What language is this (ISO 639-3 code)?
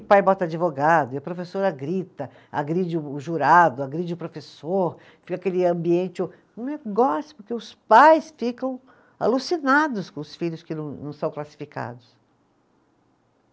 por